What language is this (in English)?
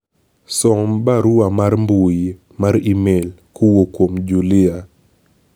Luo (Kenya and Tanzania)